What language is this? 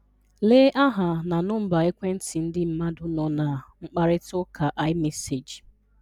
Igbo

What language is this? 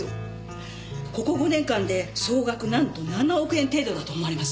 Japanese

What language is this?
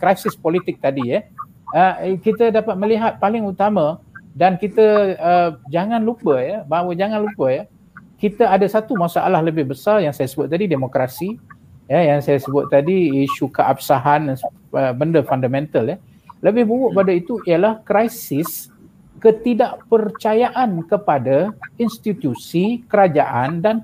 Malay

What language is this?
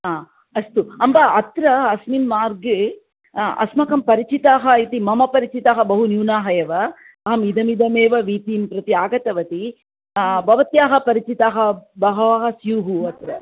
Sanskrit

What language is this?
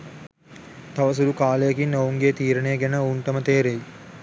Sinhala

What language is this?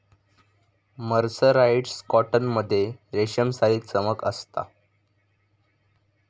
Marathi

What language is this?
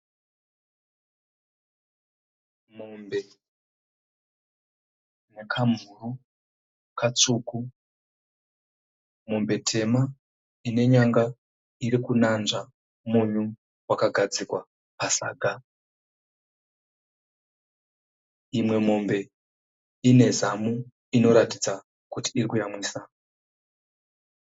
Shona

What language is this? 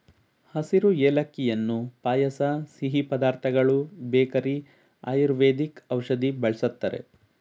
Kannada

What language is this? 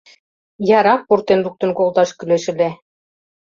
Mari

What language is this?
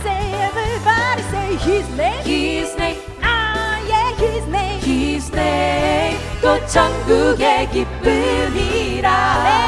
Korean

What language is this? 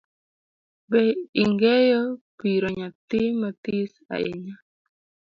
Luo (Kenya and Tanzania)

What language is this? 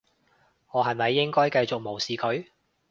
Cantonese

